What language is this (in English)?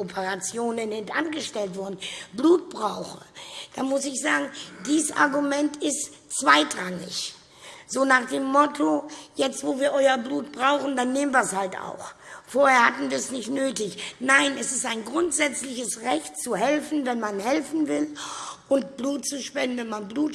German